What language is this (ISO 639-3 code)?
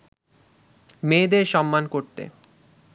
ben